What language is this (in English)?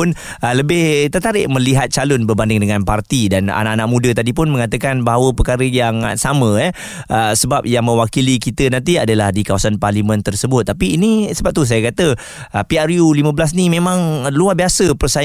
Malay